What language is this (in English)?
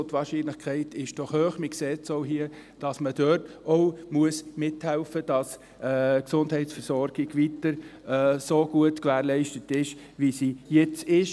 Swiss German